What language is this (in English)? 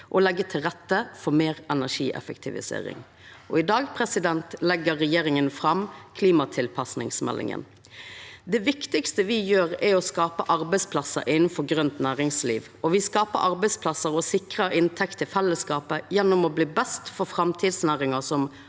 Norwegian